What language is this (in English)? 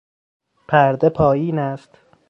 Persian